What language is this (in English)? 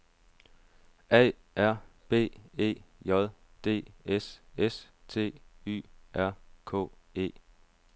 Danish